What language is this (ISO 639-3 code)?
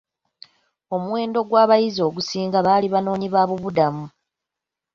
lug